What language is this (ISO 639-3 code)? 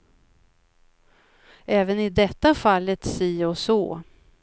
swe